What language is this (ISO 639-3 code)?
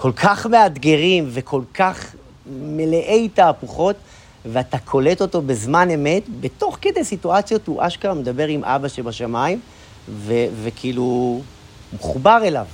heb